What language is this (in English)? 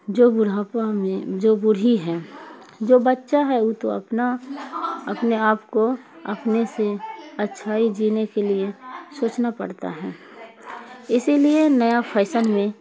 Urdu